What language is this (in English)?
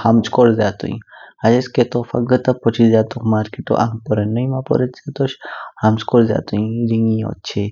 Kinnauri